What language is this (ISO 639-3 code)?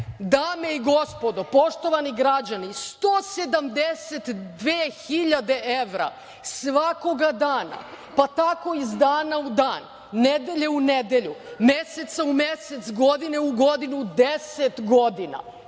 srp